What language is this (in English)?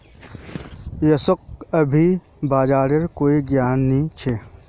Magahi